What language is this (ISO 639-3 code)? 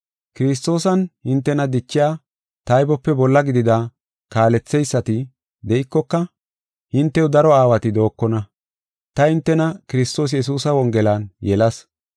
gof